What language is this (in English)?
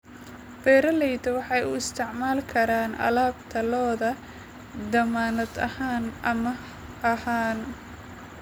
Somali